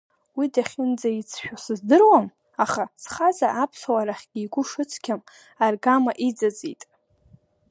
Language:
Abkhazian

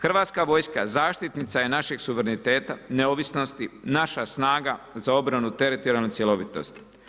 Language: Croatian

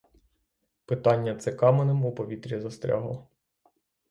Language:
Ukrainian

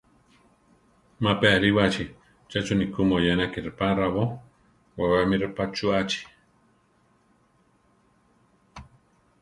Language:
Central Tarahumara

